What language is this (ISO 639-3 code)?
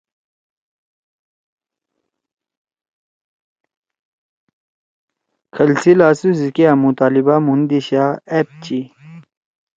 trw